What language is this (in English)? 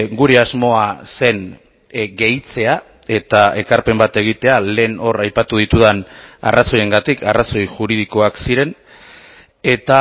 Basque